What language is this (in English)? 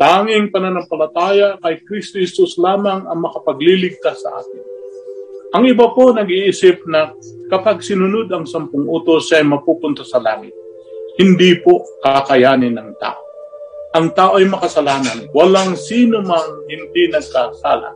Filipino